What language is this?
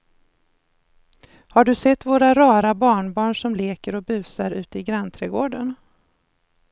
Swedish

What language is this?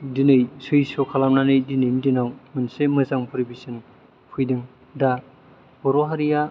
Bodo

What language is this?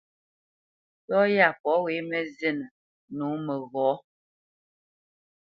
Bamenyam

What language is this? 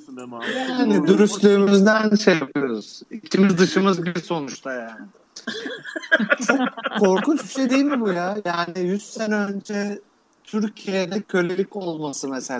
Turkish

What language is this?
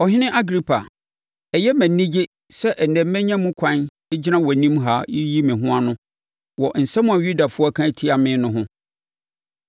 Akan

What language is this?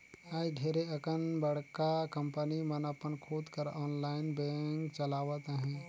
Chhattisgarhi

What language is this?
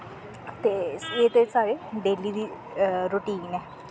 Dogri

